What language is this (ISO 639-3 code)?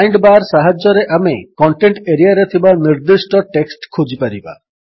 ori